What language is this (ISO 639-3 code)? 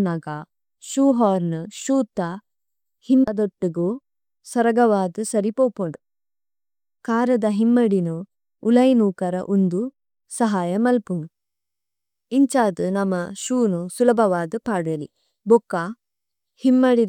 tcy